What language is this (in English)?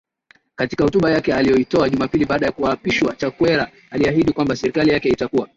Swahili